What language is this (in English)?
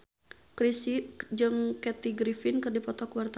Sundanese